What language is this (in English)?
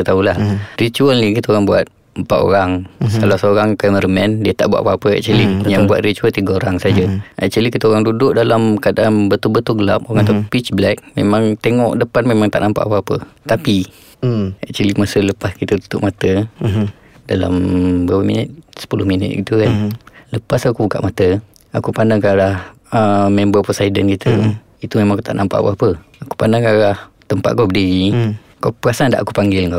Malay